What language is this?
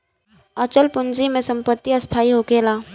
Bhojpuri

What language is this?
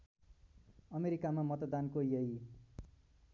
Nepali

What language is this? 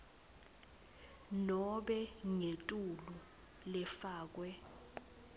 Swati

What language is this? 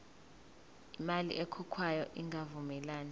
Zulu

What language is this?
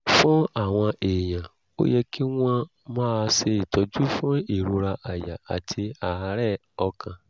Yoruba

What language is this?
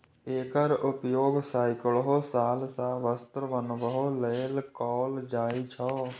Maithili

